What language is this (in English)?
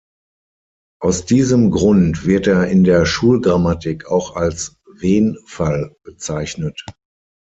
German